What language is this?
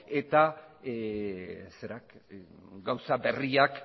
Basque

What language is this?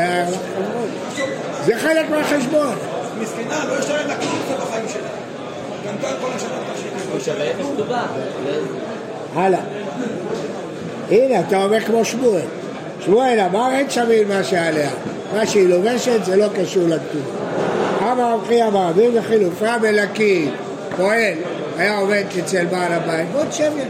Hebrew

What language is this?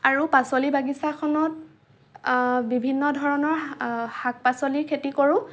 Assamese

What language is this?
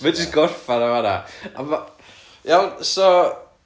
Welsh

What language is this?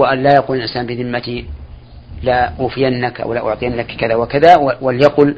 Arabic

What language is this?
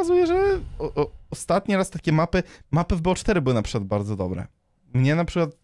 Polish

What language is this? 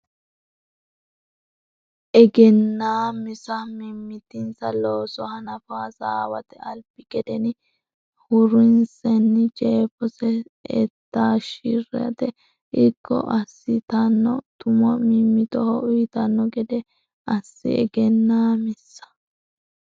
Sidamo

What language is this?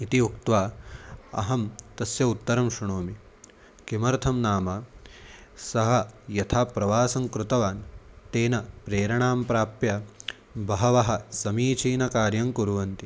Sanskrit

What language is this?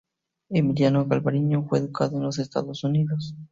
Spanish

